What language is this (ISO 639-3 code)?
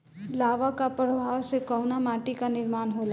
bho